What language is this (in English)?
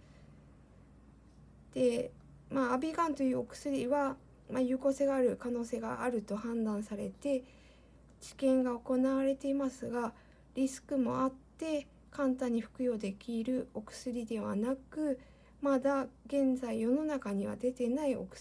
Japanese